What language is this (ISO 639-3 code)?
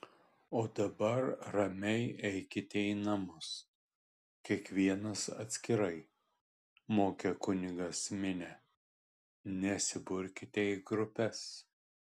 lit